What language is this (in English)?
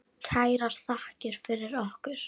Icelandic